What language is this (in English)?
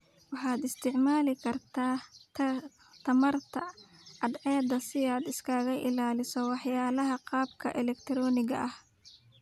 Somali